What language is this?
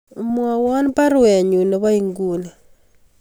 Kalenjin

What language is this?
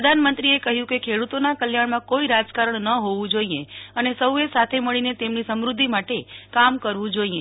Gujarati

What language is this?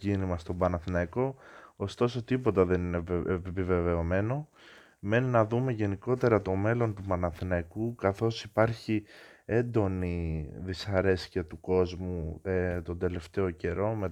Greek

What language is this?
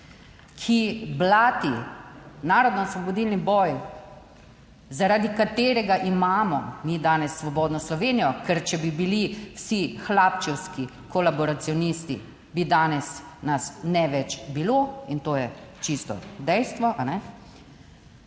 Slovenian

